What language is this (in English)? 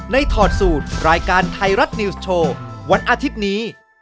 Thai